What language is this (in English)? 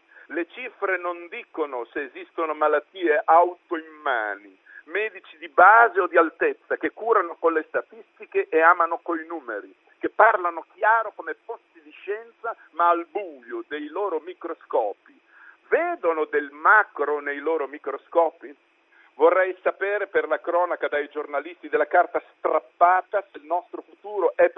Italian